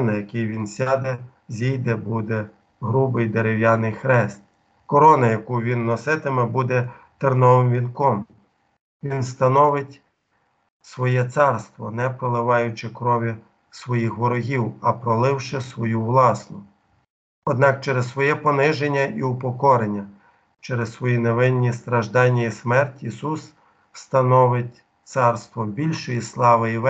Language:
Ukrainian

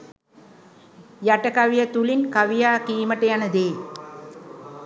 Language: Sinhala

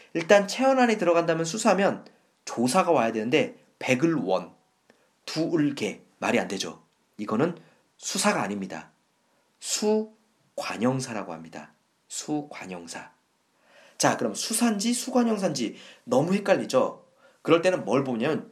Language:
Korean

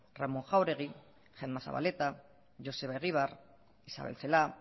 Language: Basque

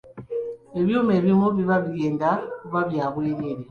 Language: Ganda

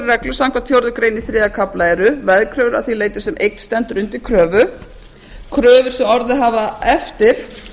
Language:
Icelandic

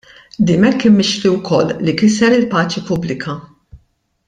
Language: Maltese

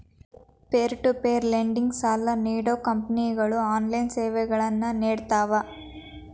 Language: Kannada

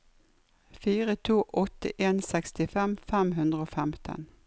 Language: Norwegian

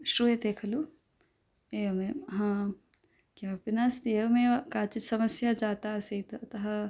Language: Sanskrit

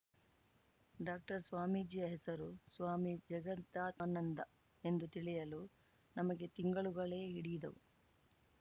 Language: Kannada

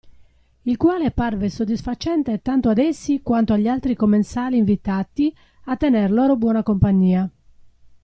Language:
Italian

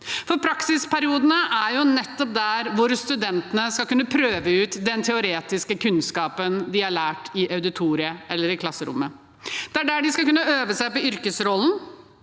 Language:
Norwegian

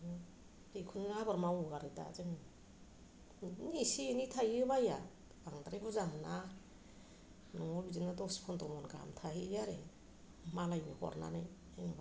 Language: Bodo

